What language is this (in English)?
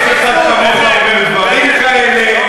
Hebrew